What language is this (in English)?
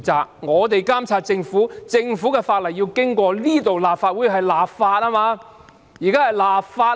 Cantonese